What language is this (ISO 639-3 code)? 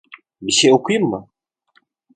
tur